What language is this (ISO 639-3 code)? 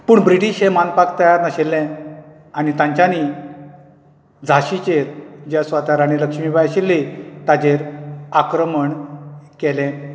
kok